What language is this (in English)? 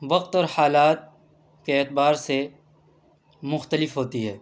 Urdu